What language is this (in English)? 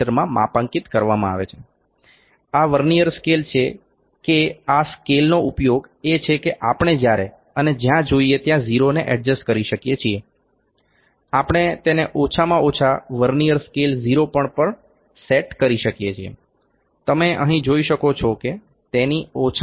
Gujarati